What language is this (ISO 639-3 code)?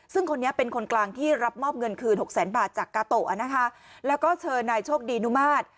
tha